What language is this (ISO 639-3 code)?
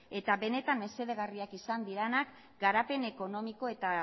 eus